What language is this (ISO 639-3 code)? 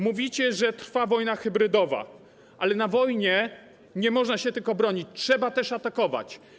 pol